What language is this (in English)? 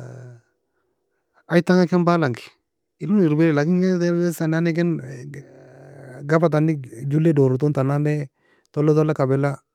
Nobiin